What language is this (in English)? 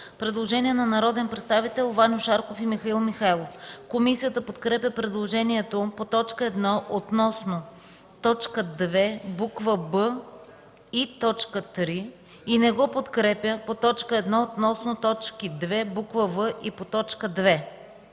Bulgarian